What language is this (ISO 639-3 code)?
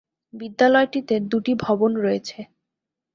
ben